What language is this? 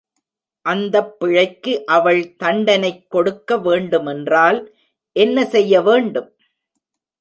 Tamil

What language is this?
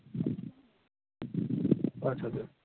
Santali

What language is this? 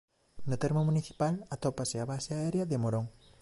Galician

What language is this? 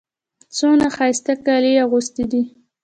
Pashto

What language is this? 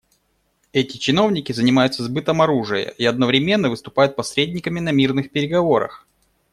Russian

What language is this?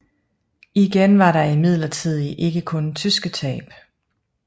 Danish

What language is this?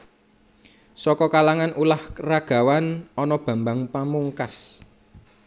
Javanese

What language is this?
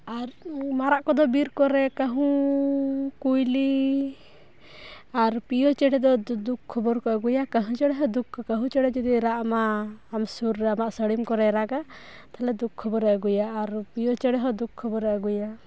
Santali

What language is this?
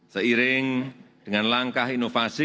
Indonesian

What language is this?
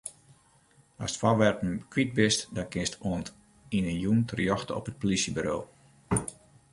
Western Frisian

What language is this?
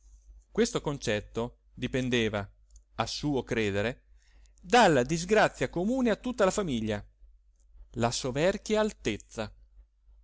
Italian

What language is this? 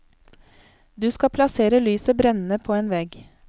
Norwegian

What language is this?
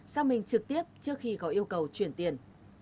Vietnamese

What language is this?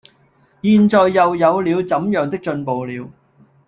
Cantonese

